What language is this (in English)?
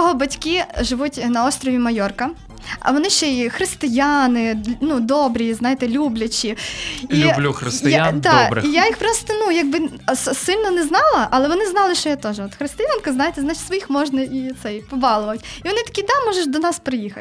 Ukrainian